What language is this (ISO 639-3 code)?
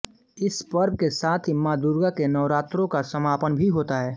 hin